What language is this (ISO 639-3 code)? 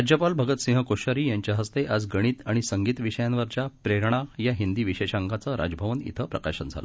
mar